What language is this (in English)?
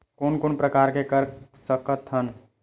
Chhattisgarhi